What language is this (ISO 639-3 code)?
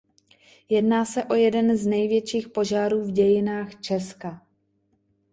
ces